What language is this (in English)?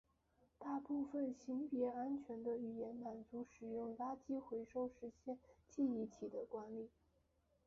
Chinese